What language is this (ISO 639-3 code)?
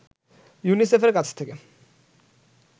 ben